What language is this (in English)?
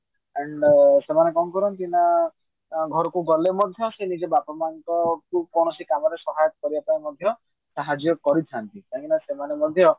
Odia